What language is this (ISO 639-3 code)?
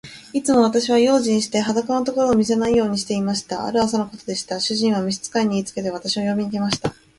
jpn